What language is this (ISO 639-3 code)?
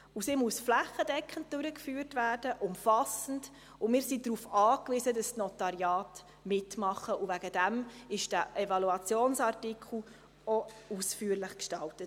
gsw